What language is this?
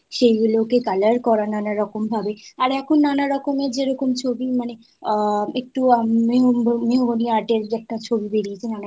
Bangla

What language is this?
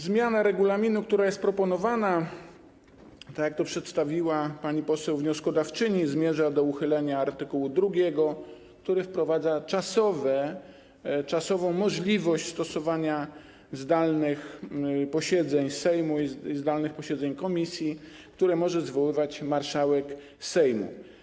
Polish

